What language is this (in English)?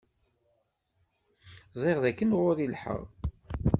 Kabyle